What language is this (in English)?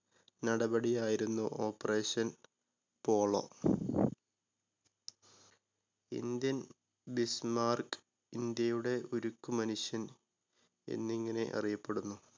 Malayalam